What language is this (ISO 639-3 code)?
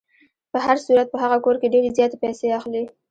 pus